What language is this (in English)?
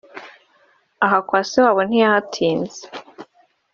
Kinyarwanda